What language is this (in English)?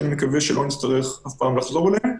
Hebrew